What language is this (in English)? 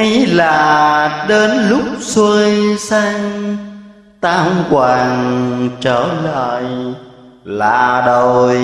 Vietnamese